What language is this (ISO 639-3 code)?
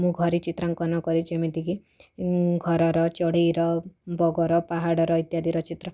ori